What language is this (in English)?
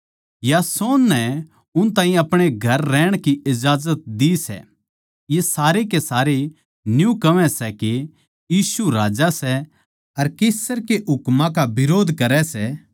Haryanvi